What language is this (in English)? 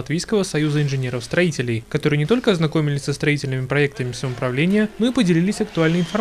Russian